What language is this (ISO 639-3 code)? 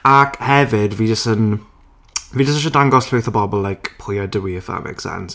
cym